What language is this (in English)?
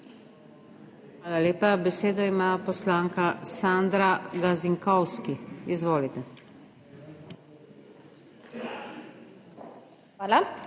Slovenian